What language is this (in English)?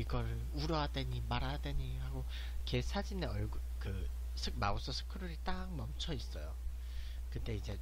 Korean